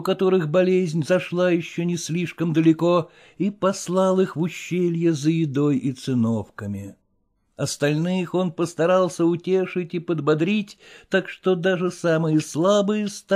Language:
Russian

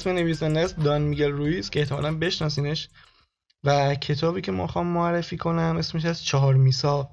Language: Persian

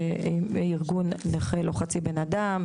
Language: Hebrew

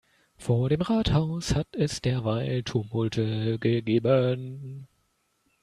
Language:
German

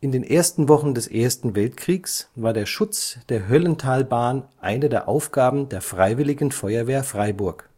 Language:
German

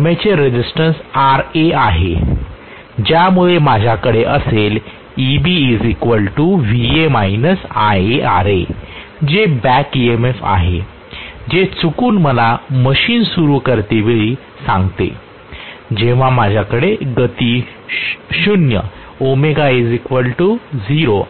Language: Marathi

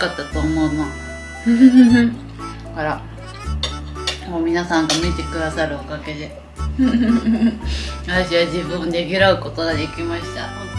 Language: Japanese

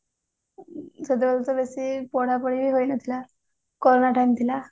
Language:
Odia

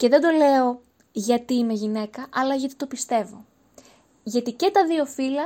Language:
Greek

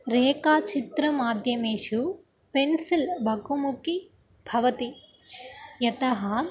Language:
Sanskrit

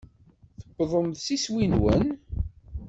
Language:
Kabyle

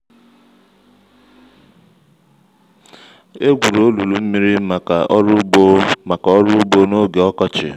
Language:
Igbo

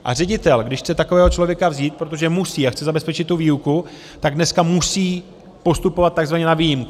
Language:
Czech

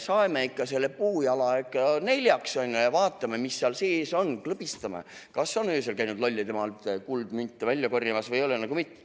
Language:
Estonian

